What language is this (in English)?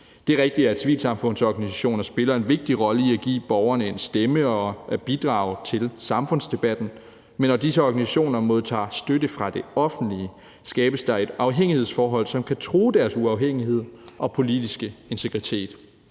Danish